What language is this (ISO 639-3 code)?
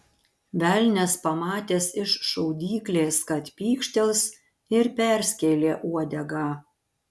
lit